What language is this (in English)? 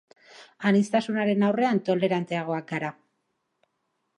Basque